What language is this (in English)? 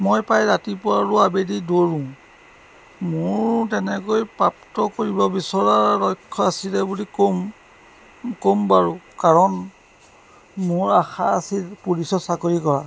Assamese